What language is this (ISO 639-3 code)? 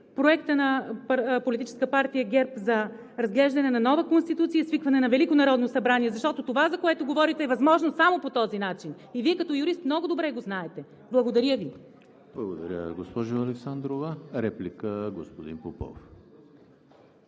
bul